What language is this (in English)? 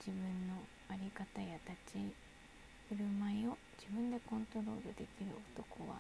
Japanese